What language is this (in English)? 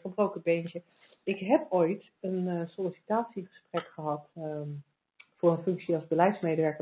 Dutch